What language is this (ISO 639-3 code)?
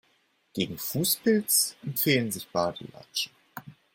deu